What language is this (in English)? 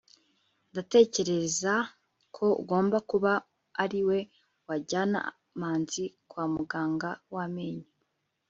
Kinyarwanda